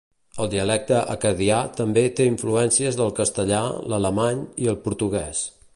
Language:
Catalan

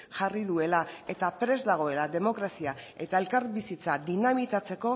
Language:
Basque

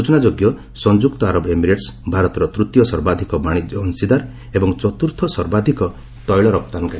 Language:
Odia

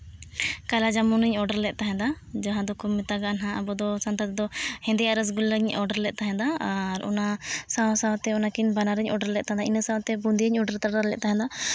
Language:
Santali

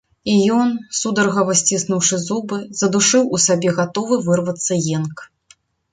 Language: Belarusian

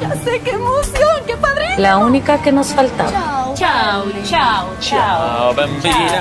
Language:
Spanish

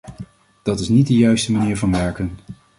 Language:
Dutch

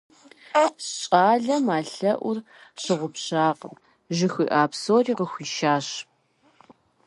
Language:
Kabardian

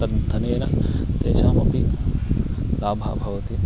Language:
Sanskrit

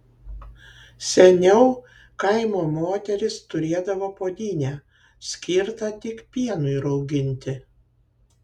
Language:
Lithuanian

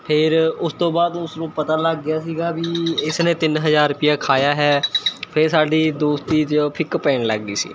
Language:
Punjabi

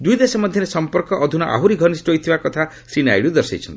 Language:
Odia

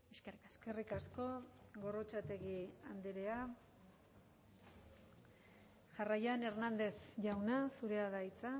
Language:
Basque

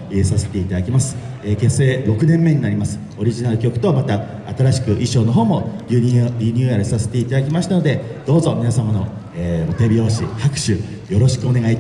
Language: Japanese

